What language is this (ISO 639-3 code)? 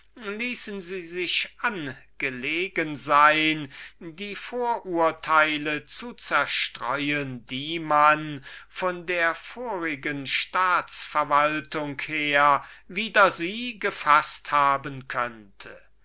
deu